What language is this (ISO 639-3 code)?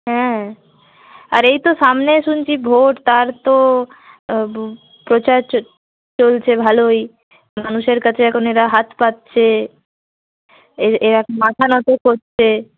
ben